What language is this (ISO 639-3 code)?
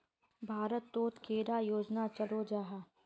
mag